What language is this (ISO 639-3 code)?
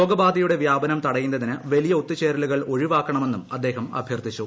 mal